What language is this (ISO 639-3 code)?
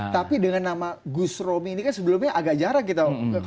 ind